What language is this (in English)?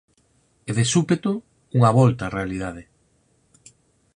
Galician